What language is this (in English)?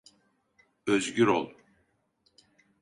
Turkish